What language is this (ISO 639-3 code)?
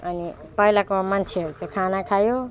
nep